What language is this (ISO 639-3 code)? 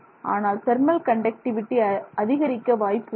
tam